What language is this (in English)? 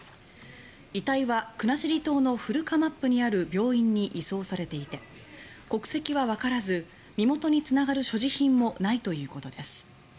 Japanese